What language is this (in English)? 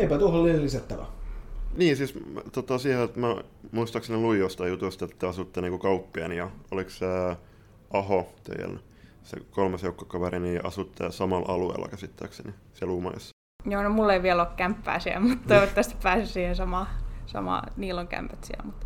Finnish